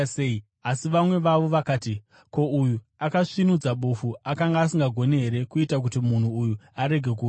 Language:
Shona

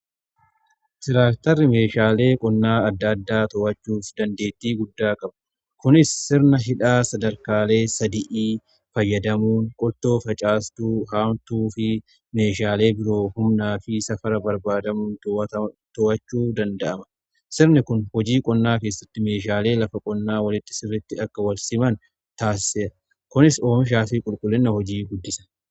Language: Oromo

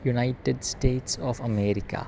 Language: Sanskrit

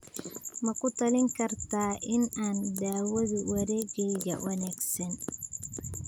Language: Somali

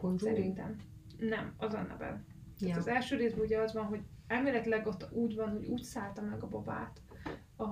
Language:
Hungarian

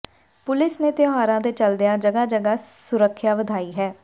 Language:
Punjabi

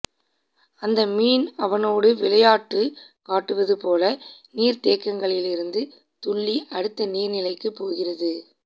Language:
Tamil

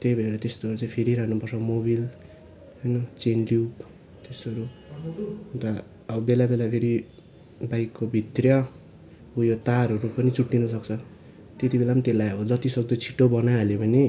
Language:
Nepali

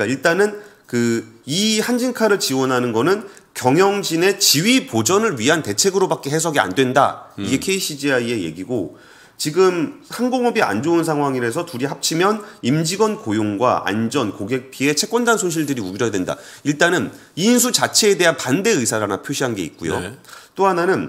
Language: Korean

